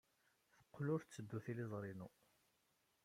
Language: Kabyle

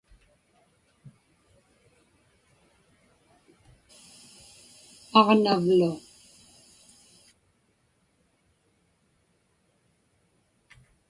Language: Inupiaq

